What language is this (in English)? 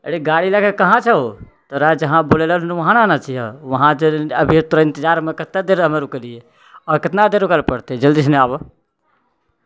Maithili